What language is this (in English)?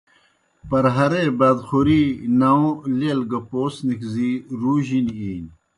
Kohistani Shina